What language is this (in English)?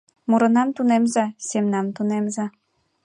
Mari